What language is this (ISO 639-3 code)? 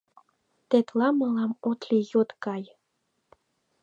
chm